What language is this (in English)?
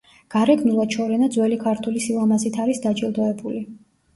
Georgian